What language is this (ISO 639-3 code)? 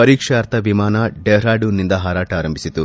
kan